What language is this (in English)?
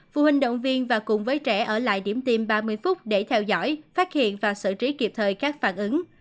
Vietnamese